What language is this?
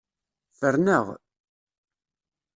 Kabyle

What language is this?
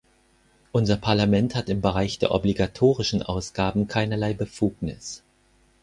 German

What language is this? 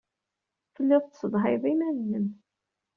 Kabyle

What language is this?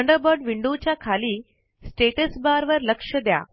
Marathi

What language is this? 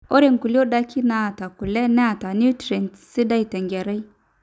Masai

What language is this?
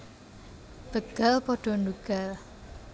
Javanese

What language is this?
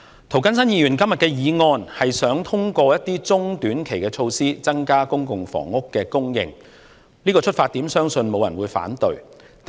Cantonese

